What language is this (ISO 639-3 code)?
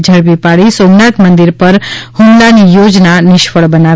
guj